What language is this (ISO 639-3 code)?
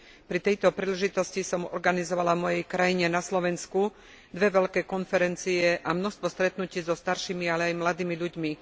slk